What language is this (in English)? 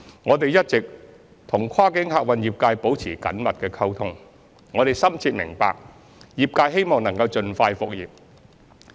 Cantonese